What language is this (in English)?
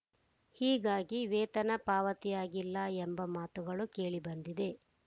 Kannada